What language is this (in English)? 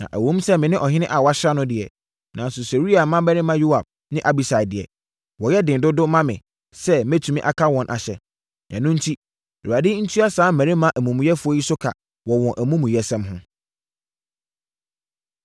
Akan